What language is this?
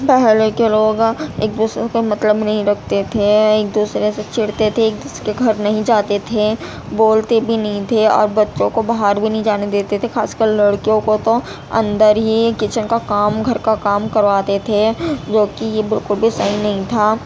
Urdu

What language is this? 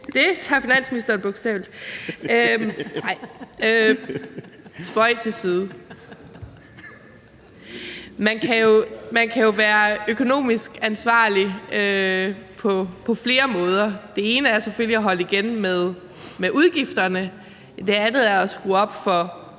Danish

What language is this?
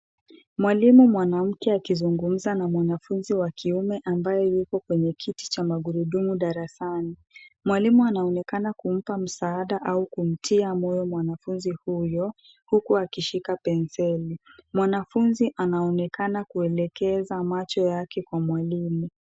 Swahili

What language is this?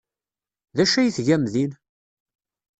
Kabyle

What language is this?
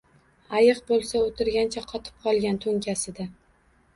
Uzbek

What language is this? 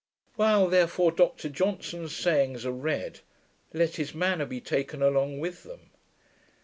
English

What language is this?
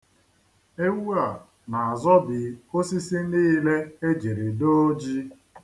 Igbo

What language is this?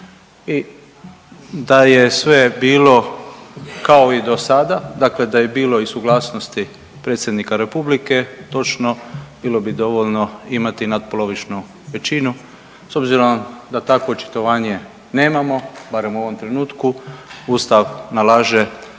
Croatian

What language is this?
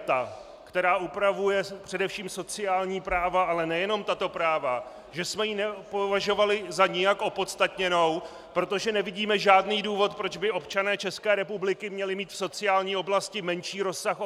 Czech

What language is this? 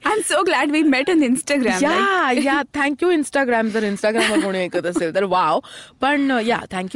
Marathi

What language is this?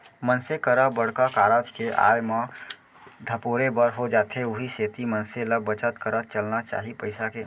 Chhattisgarhi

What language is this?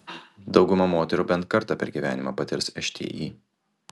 Lithuanian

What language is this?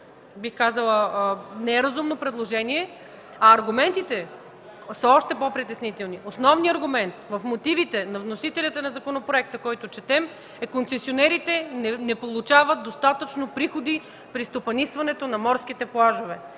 Bulgarian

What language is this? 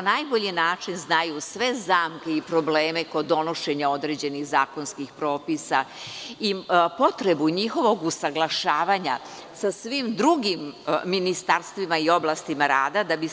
Serbian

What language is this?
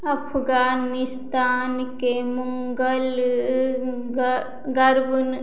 Maithili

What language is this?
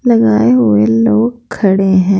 Hindi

